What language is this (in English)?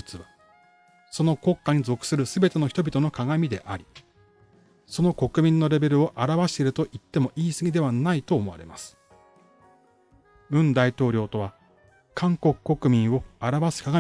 Japanese